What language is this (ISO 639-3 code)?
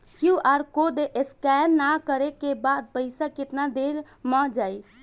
bho